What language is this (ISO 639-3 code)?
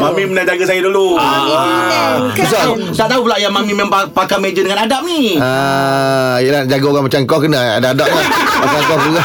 msa